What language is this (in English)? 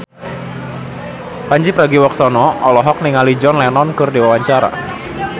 Sundanese